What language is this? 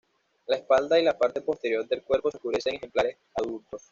Spanish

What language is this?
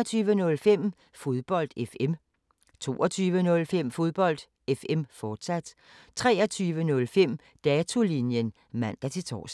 Danish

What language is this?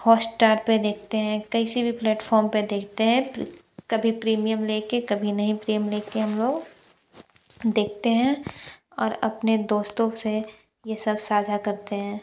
Hindi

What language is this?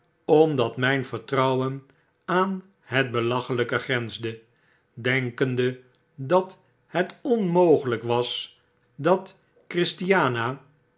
Dutch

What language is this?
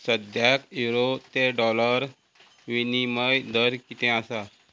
Konkani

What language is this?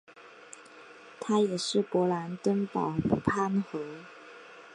Chinese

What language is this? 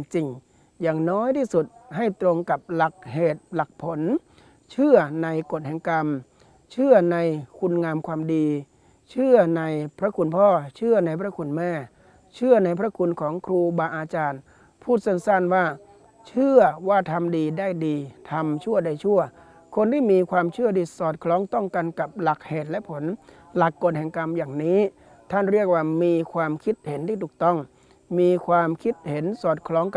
Thai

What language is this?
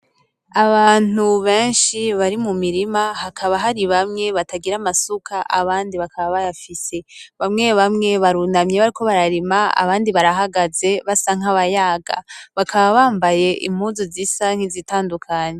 Rundi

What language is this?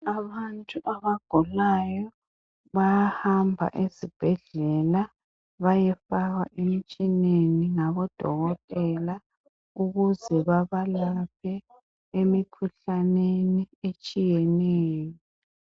North Ndebele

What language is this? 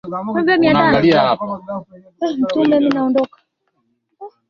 Swahili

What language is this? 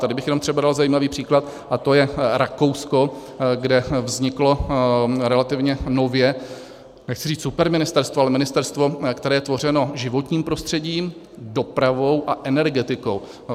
Czech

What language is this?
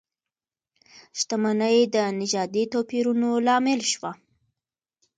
Pashto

